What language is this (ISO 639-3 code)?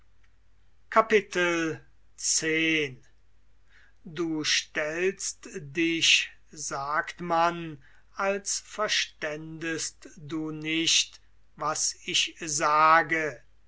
deu